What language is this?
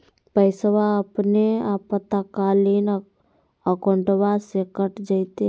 Magahi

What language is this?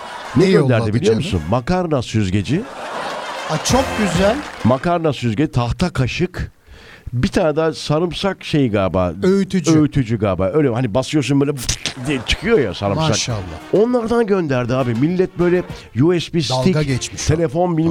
Turkish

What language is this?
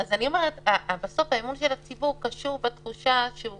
Hebrew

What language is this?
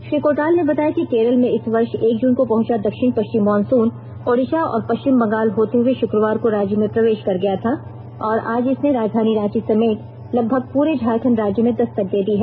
Hindi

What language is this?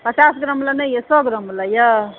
Maithili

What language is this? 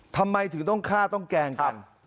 Thai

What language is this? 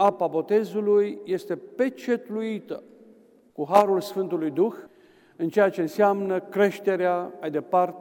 Romanian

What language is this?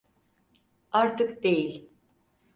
Turkish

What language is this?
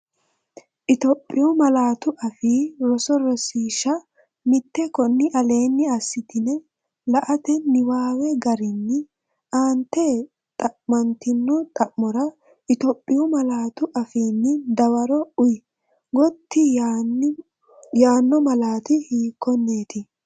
Sidamo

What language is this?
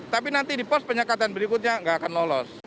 Indonesian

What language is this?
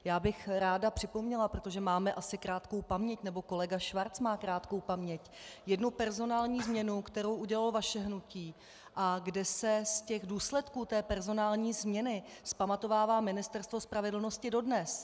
Czech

